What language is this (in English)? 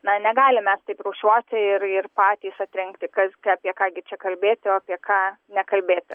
Lithuanian